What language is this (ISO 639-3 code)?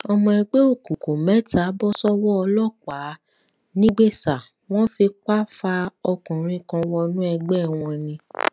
yor